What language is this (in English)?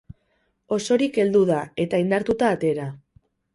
Basque